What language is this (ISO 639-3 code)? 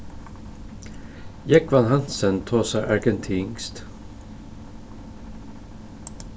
fao